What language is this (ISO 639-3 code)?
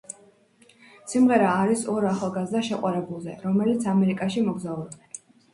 kat